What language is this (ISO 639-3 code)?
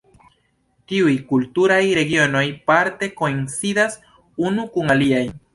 epo